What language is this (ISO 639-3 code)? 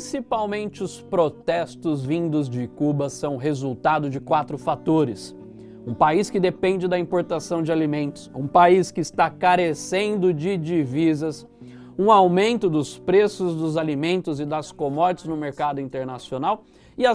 por